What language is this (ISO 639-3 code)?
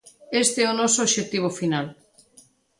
glg